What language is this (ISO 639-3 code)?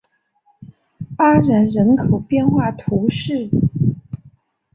zho